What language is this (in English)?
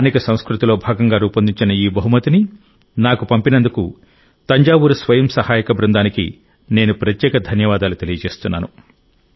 Telugu